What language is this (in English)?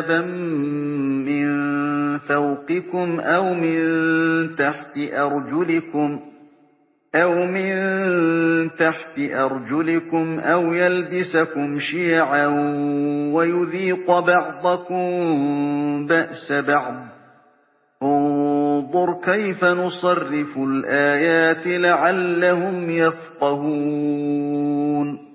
Arabic